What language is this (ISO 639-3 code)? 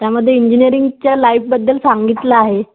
mar